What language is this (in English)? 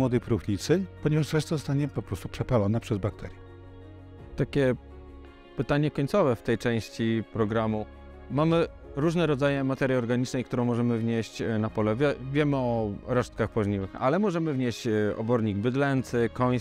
Polish